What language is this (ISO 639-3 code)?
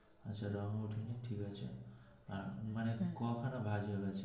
ben